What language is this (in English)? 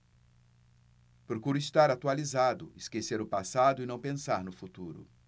Portuguese